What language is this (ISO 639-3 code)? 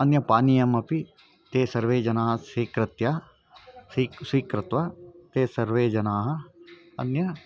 san